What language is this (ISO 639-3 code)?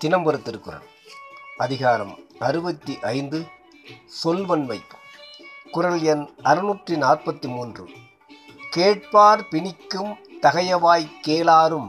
tam